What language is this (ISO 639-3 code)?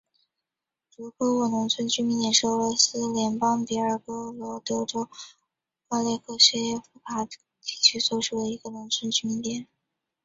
zho